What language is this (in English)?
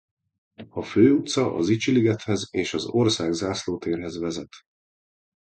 Hungarian